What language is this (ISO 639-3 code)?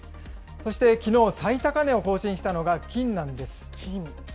jpn